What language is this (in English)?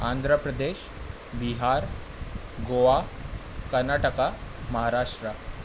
Sindhi